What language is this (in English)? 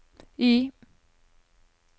Norwegian